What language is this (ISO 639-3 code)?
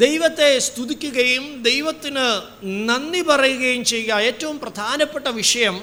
mal